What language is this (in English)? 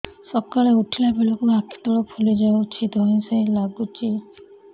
Odia